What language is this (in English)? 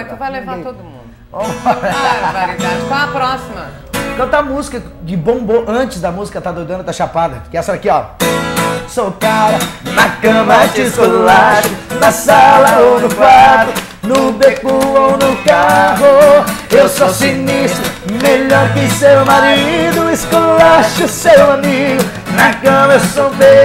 Portuguese